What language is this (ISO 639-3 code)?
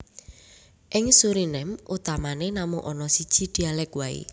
jav